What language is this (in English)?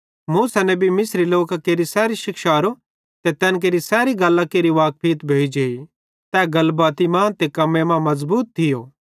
Bhadrawahi